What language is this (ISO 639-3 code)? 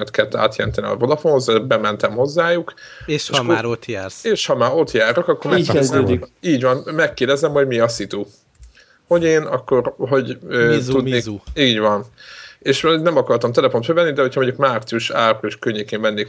hun